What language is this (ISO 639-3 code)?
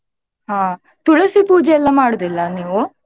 kan